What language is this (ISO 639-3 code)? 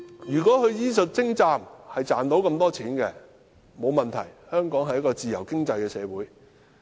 yue